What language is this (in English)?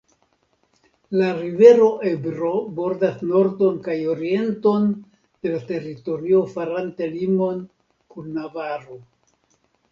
Esperanto